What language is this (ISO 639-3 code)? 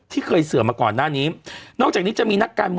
tha